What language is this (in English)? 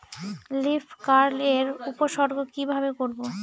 Bangla